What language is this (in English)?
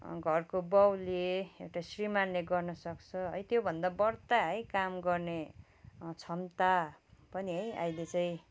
Nepali